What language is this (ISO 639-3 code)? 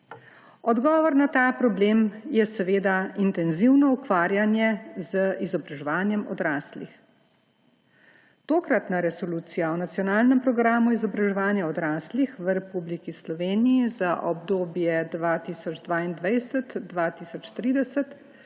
slv